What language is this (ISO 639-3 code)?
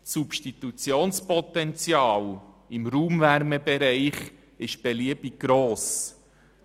gsw